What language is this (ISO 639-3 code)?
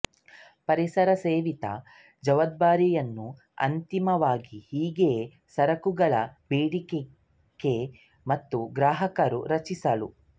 kan